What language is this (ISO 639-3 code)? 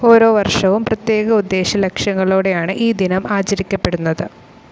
mal